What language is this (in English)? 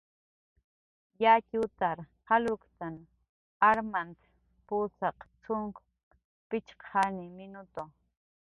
Jaqaru